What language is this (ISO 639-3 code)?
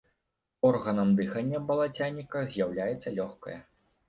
bel